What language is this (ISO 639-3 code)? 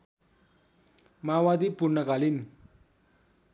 nep